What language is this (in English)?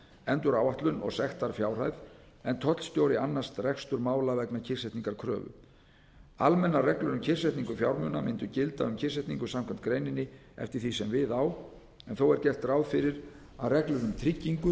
Icelandic